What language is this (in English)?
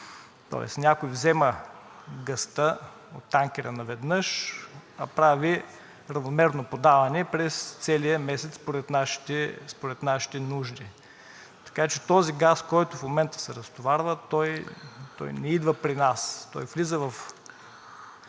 Bulgarian